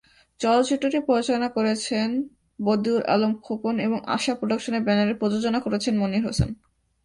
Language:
Bangla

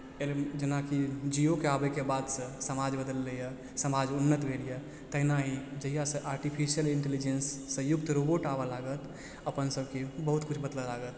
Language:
Maithili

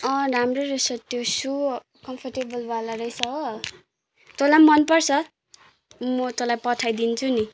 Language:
Nepali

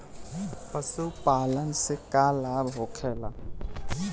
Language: Bhojpuri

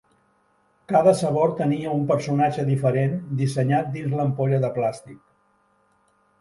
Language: Catalan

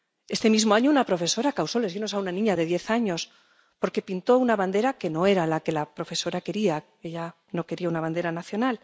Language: Spanish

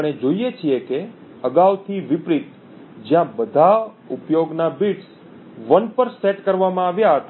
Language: Gujarati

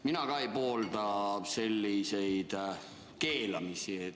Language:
Estonian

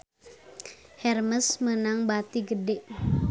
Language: Sundanese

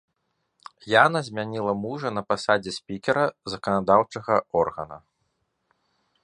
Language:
Belarusian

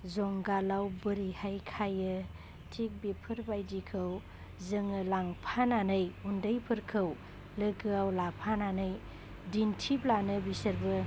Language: Bodo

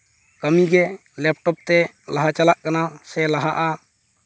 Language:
Santali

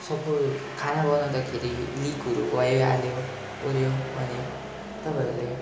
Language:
Nepali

